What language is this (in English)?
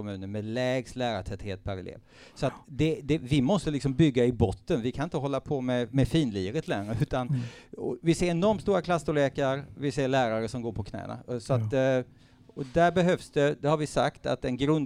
Swedish